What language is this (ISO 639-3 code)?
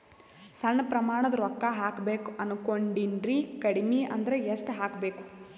kan